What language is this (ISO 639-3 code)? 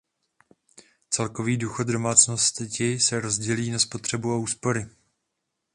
ces